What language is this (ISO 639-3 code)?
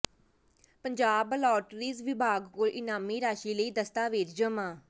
pan